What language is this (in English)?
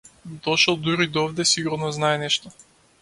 Macedonian